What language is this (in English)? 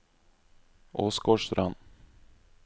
Norwegian